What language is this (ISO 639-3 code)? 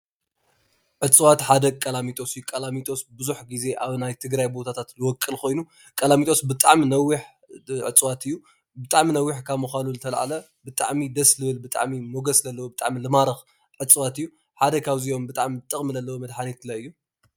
tir